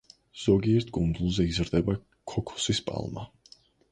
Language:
Georgian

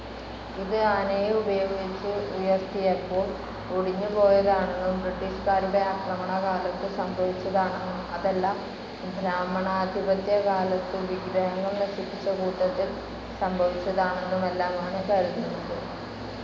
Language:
Malayalam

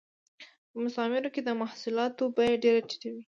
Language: Pashto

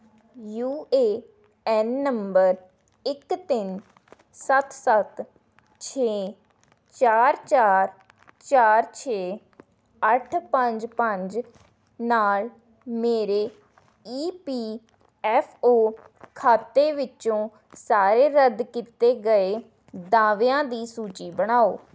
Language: Punjabi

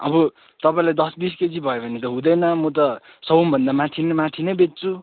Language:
Nepali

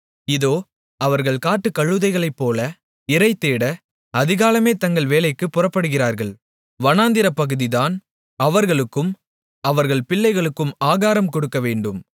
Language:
Tamil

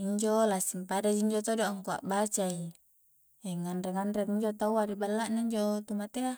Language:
Coastal Konjo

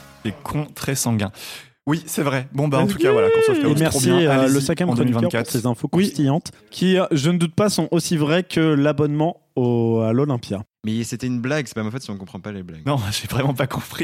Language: French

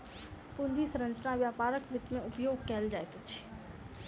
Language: Maithili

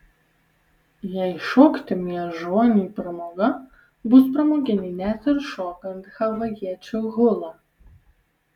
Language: Lithuanian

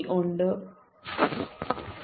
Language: Malayalam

